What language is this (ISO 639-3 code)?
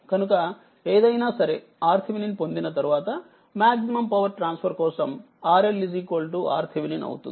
tel